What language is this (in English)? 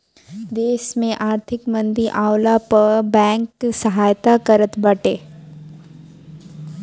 Bhojpuri